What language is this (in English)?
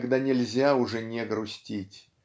Russian